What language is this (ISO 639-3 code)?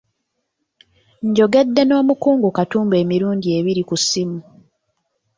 lug